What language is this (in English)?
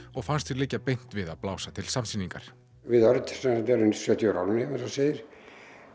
Icelandic